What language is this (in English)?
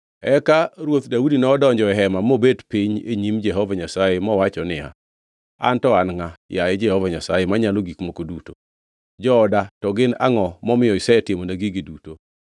Luo (Kenya and Tanzania)